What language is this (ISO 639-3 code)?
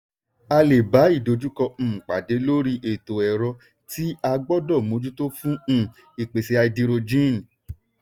yor